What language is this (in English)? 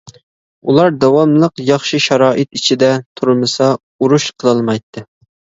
Uyghur